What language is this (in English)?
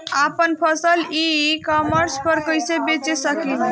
Bhojpuri